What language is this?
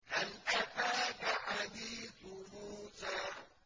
Arabic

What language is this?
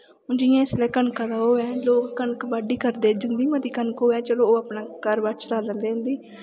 Dogri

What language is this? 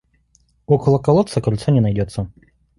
Russian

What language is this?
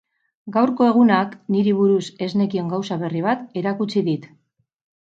Basque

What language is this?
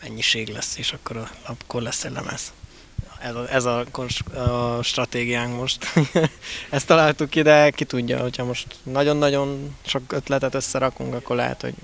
Hungarian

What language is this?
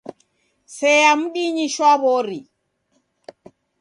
Taita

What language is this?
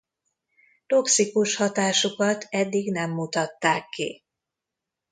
Hungarian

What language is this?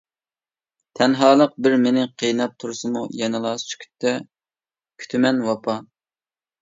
Uyghur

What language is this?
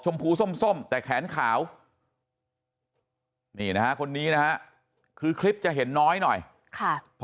Thai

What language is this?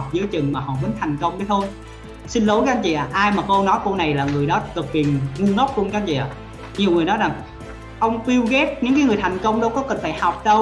Vietnamese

